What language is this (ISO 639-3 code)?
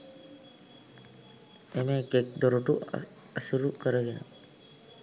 sin